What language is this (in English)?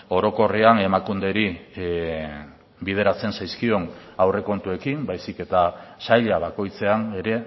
Basque